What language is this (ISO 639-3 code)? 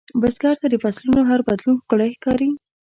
pus